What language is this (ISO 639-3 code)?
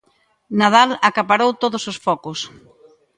glg